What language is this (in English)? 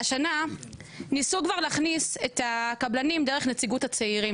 Hebrew